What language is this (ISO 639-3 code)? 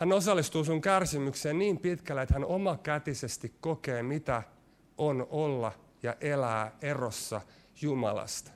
fin